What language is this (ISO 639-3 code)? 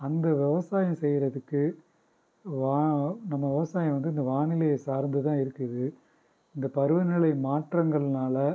tam